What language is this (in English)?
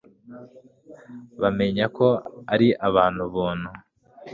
Kinyarwanda